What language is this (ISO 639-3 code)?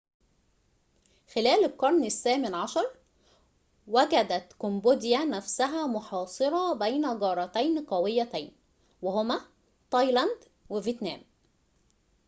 ara